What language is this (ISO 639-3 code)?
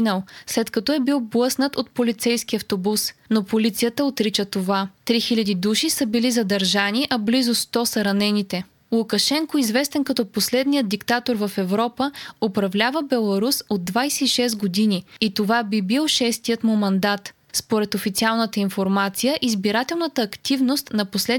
bul